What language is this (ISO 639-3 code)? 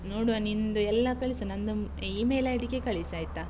kan